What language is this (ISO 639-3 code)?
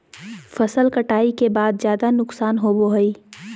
mag